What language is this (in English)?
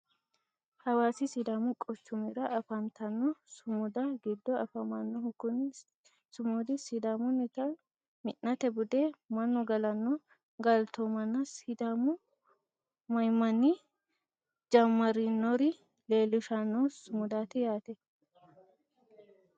Sidamo